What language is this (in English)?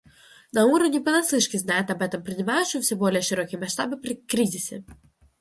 Russian